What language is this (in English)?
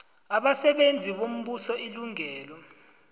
South Ndebele